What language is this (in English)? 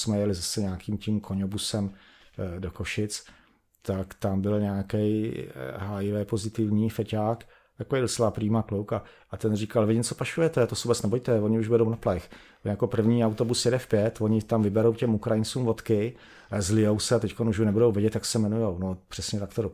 Czech